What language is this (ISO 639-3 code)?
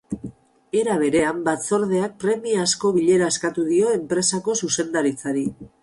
eus